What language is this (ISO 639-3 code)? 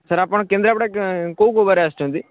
ori